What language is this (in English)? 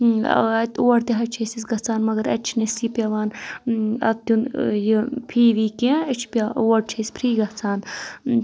Kashmiri